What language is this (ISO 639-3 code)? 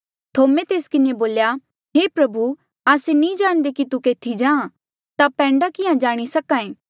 mjl